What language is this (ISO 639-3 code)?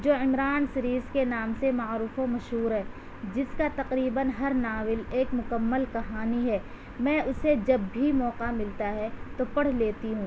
urd